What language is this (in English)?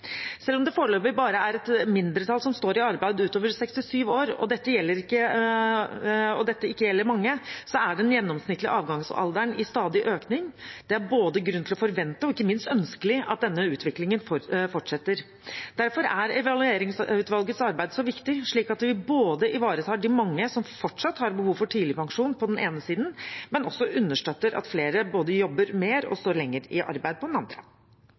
Norwegian Bokmål